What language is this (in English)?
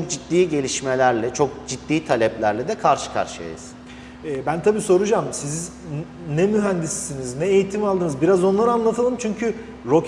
Turkish